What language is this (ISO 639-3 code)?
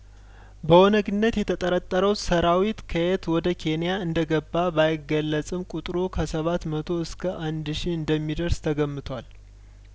amh